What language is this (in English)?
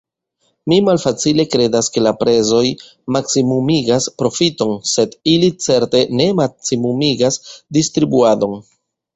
Esperanto